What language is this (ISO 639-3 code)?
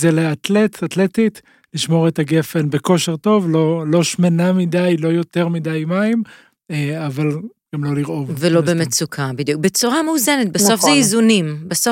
heb